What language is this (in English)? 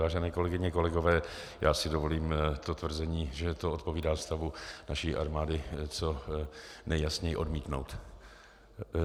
Czech